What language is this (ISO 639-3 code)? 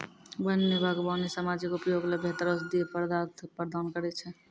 mai